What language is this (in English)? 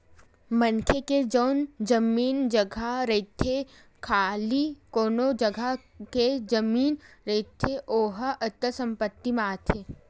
Chhattisgarhi